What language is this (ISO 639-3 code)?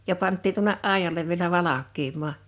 fin